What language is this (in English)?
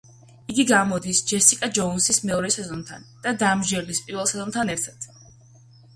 Georgian